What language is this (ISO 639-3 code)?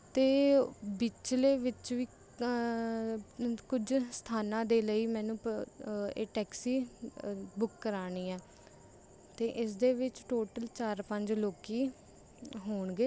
pan